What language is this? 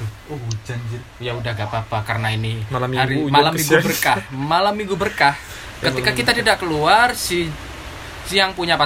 Indonesian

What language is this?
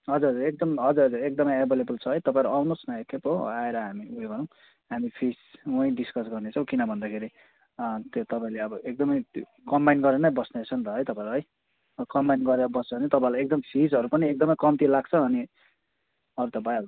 Nepali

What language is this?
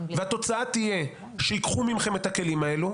Hebrew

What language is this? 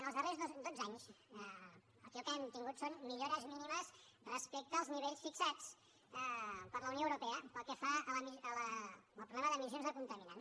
Catalan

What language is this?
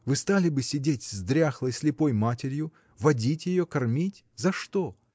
Russian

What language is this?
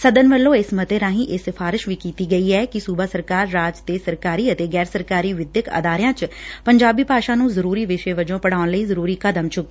Punjabi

